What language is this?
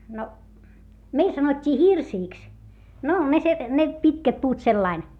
Finnish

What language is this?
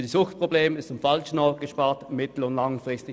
Swiss German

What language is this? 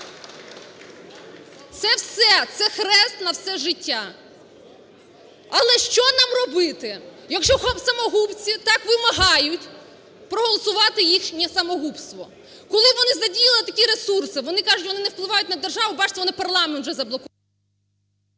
Ukrainian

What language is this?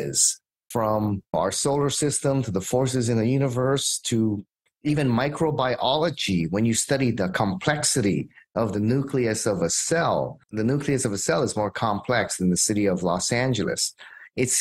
English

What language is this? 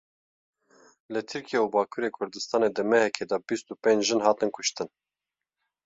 Kurdish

